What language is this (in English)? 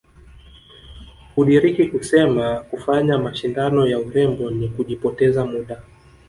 Swahili